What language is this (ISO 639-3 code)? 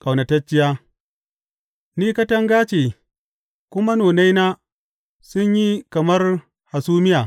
hau